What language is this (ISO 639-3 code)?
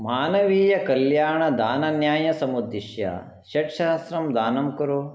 san